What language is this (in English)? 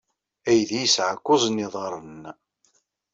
Kabyle